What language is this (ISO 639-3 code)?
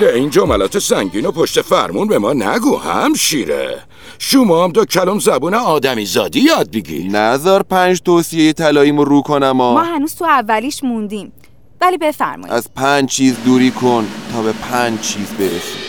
fas